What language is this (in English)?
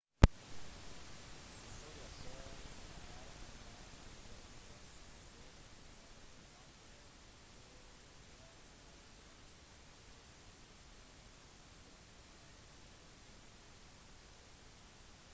Norwegian Bokmål